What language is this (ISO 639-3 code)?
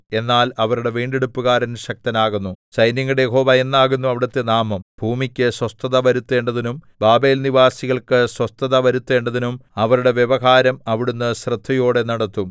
mal